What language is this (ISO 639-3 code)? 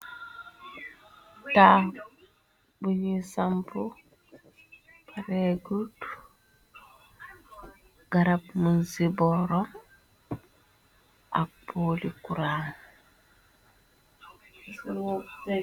wol